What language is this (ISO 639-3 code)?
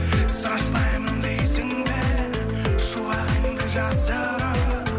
kaz